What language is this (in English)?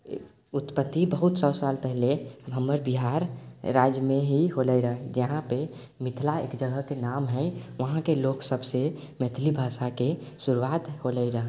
Maithili